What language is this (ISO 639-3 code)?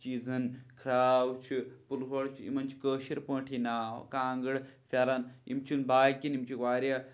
kas